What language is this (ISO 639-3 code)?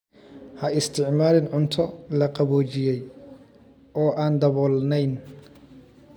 som